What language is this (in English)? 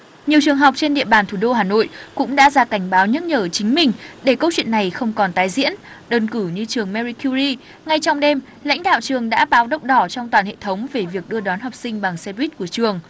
Vietnamese